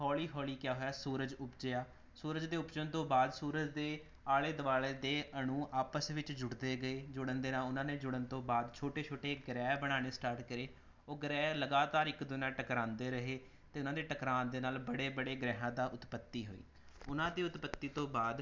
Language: Punjabi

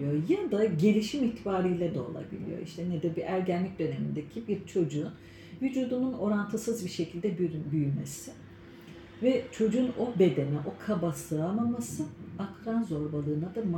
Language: Turkish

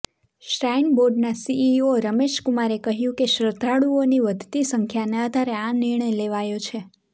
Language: Gujarati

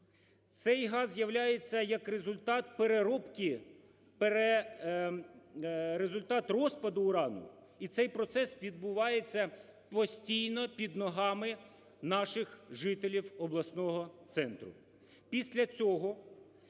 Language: Ukrainian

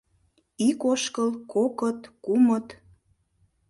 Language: Mari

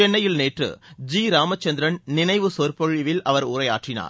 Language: Tamil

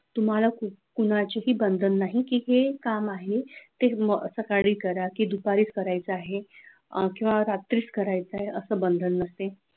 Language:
Marathi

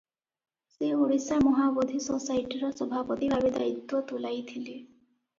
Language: Odia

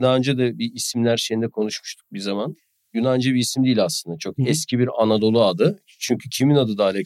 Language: Turkish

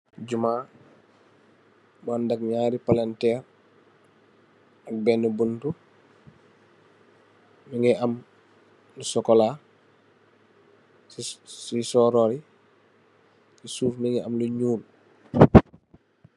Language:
Wolof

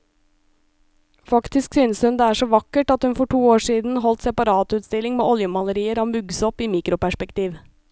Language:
Norwegian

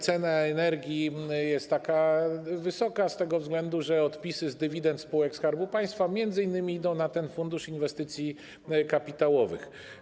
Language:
Polish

